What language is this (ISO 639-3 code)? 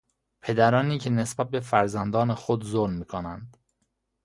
fas